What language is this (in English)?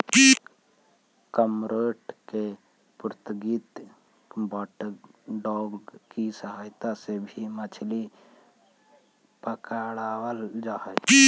Magahi